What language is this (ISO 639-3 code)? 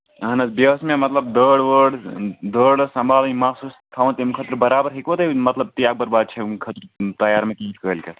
kas